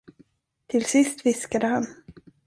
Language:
Swedish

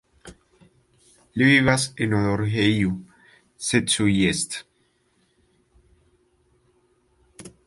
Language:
Esperanto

